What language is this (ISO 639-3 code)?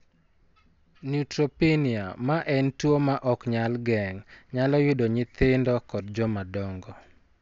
luo